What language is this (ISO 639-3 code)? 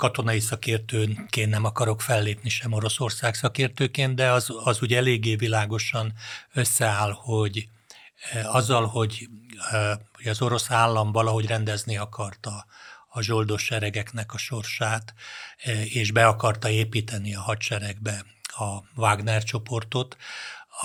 hun